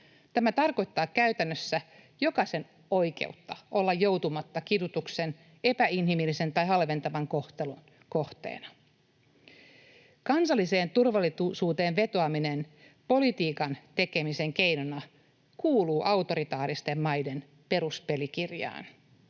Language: Finnish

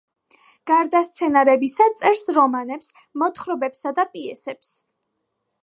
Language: Georgian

